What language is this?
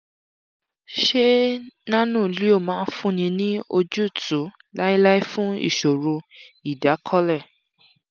Yoruba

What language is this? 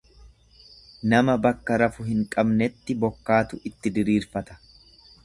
Oromo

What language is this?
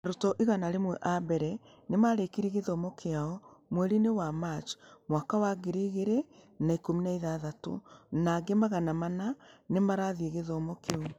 Kikuyu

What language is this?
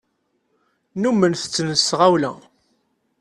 Kabyle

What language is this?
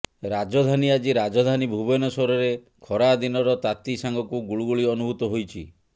Odia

